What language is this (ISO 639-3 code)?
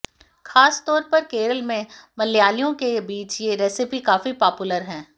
hin